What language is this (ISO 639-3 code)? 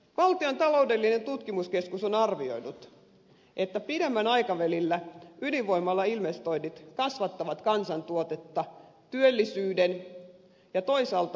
fin